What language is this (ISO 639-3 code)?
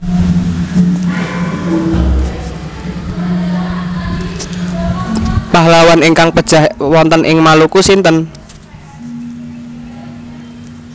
jav